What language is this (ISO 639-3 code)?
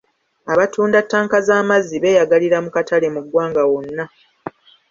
lug